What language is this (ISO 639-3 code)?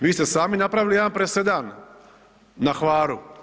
hrv